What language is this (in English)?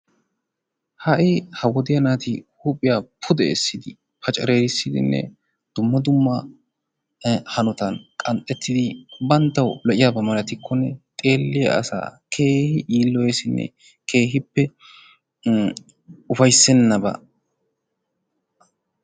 Wolaytta